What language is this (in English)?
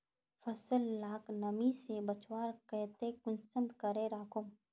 Magahi